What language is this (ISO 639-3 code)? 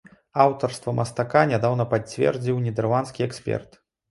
bel